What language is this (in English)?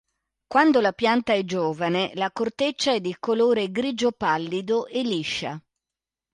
Italian